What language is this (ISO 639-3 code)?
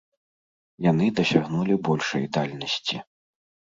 bel